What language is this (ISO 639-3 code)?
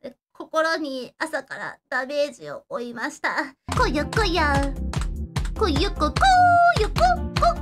jpn